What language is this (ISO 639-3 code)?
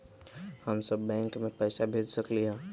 mag